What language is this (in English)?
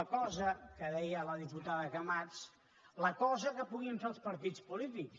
Catalan